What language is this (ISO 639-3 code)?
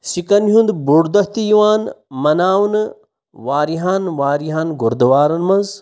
kas